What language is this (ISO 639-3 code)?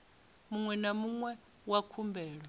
ven